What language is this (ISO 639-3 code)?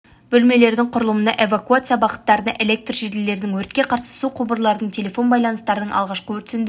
kaz